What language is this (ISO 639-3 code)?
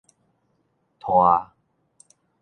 nan